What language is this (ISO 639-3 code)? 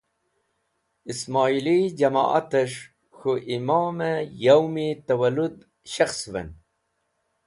wbl